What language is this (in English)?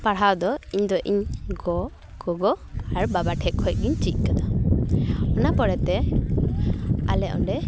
Santali